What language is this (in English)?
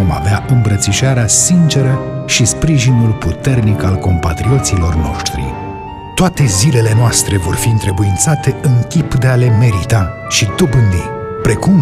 Romanian